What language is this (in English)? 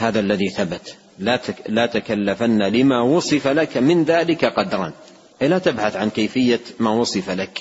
Arabic